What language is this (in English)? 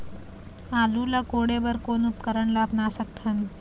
Chhattisgarhi